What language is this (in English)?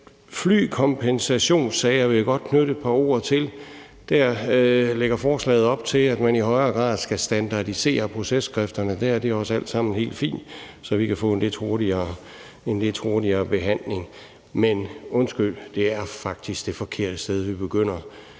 Danish